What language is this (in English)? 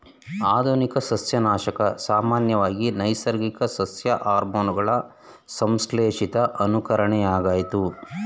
Kannada